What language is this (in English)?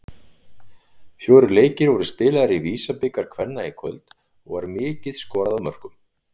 Icelandic